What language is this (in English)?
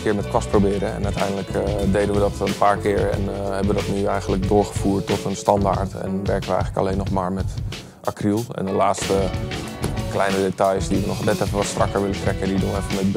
Dutch